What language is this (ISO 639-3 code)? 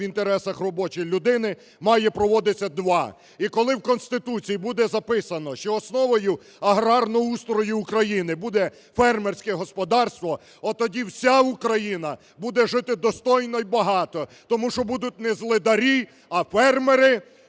ukr